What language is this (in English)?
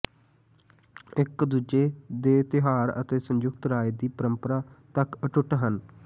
Punjabi